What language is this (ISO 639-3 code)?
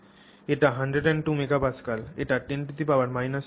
ben